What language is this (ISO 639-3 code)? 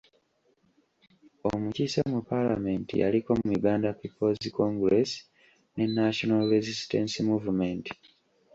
lug